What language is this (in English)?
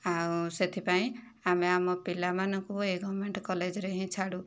Odia